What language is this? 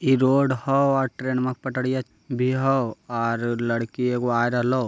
Magahi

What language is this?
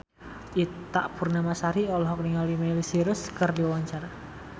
Sundanese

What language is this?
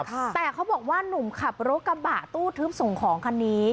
Thai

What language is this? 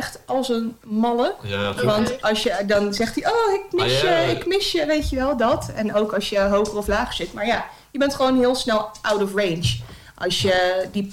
Dutch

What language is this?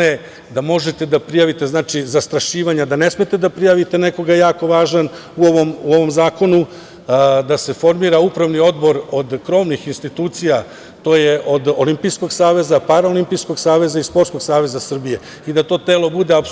Serbian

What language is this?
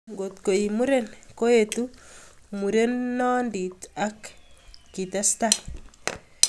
Kalenjin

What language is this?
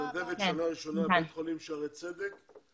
Hebrew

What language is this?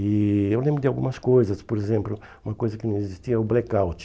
Portuguese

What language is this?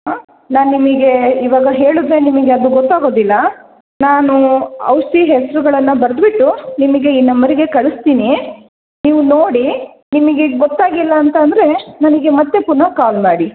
Kannada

